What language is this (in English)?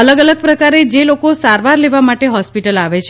Gujarati